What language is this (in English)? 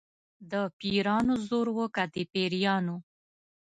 Pashto